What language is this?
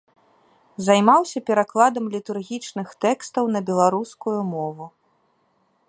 Belarusian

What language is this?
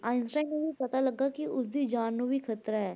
Punjabi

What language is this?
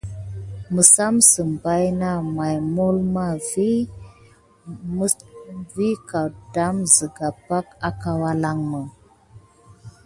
Gidar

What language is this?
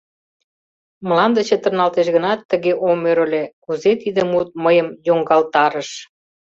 Mari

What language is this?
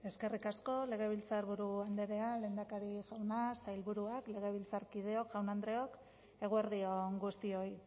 Basque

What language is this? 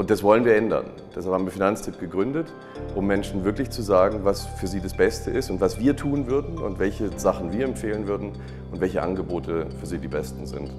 German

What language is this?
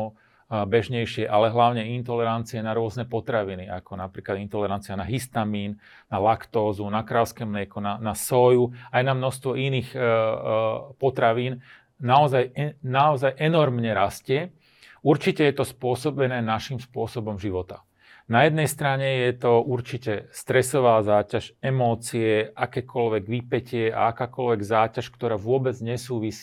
Slovak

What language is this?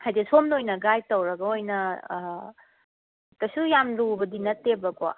Manipuri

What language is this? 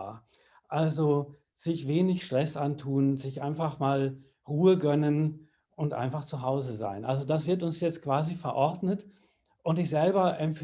German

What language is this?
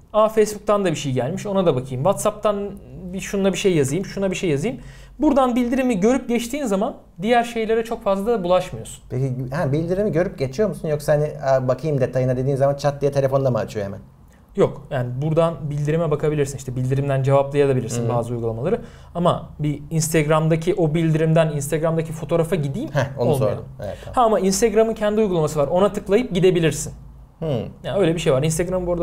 Turkish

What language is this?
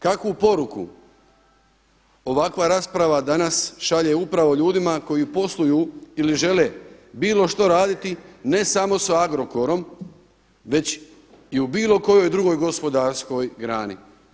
Croatian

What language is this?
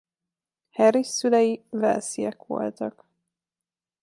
Hungarian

